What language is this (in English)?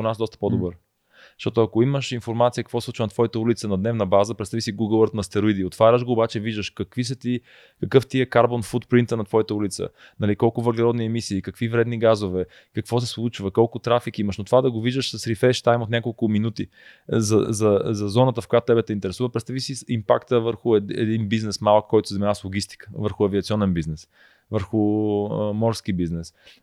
Bulgarian